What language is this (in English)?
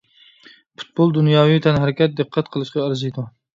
Uyghur